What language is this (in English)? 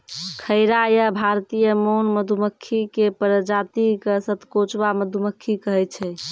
Maithili